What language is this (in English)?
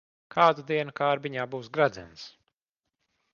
Latvian